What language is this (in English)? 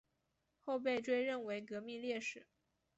Chinese